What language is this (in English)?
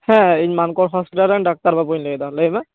Santali